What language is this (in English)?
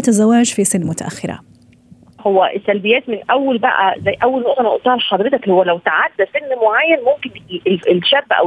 Arabic